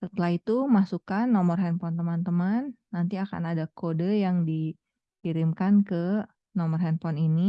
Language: Indonesian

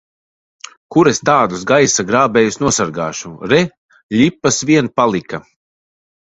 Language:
Latvian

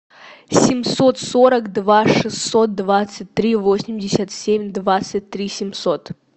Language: Russian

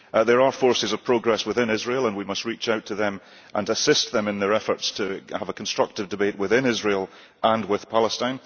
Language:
English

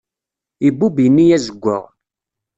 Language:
Kabyle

